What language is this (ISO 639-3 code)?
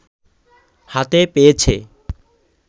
ben